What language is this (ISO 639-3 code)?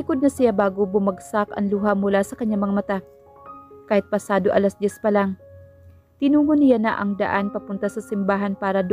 fil